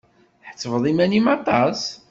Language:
Kabyle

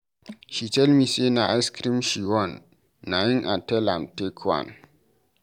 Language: Nigerian Pidgin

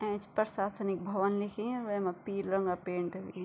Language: Garhwali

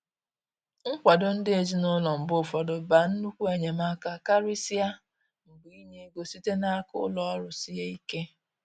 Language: Igbo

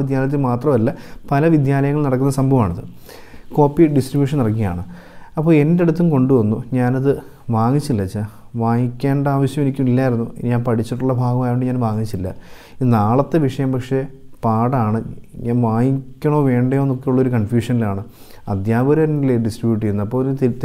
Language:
Turkish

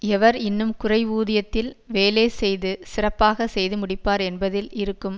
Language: Tamil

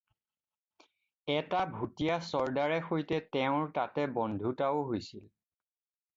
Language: Assamese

